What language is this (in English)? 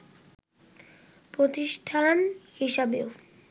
Bangla